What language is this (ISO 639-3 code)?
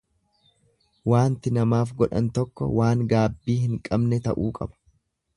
orm